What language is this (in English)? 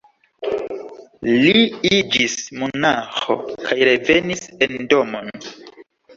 Esperanto